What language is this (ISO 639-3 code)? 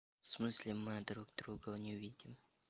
rus